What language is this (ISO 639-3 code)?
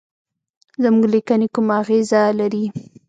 pus